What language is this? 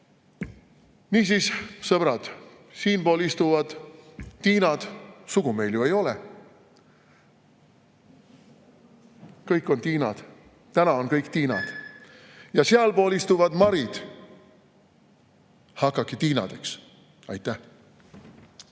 Estonian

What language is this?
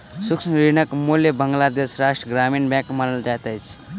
Maithili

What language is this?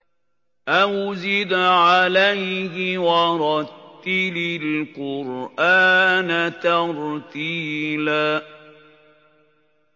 Arabic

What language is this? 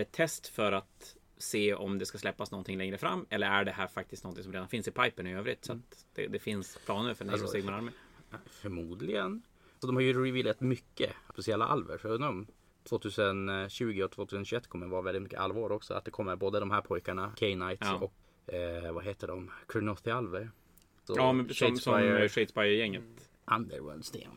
Swedish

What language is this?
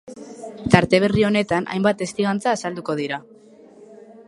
Basque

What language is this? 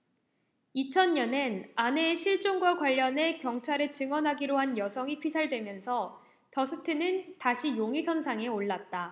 Korean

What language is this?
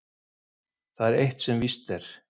Icelandic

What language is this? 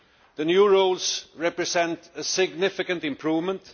English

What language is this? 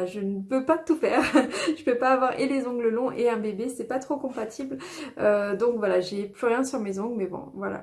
French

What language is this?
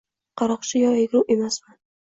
Uzbek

